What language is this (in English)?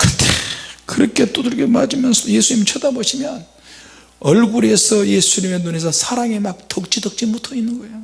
Korean